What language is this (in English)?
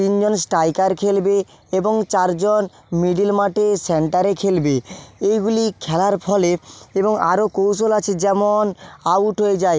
Bangla